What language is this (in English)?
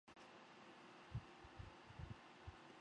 Chinese